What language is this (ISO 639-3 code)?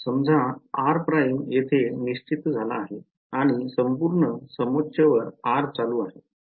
mar